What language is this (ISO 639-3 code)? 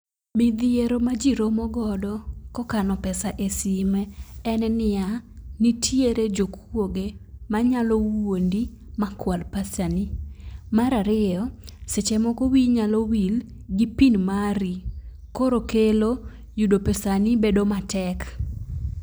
luo